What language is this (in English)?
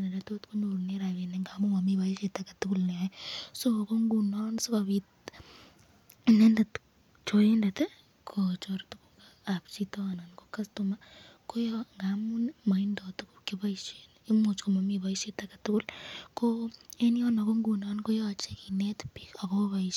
Kalenjin